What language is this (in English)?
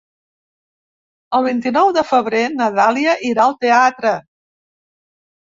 Catalan